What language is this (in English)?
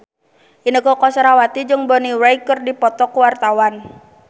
Sundanese